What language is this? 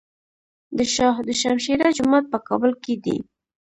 Pashto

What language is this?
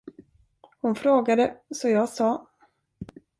Swedish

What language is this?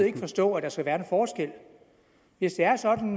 Danish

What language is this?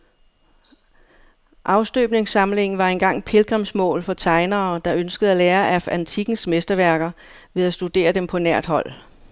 Danish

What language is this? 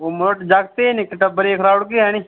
Dogri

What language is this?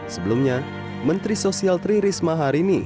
Indonesian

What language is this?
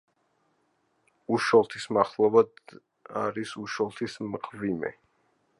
Georgian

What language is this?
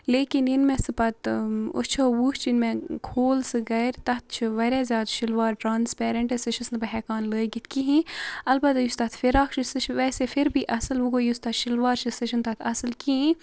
Kashmiri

